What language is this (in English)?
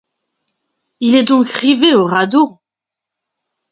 French